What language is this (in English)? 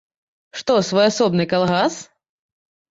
Belarusian